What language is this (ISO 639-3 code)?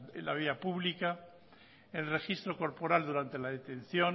spa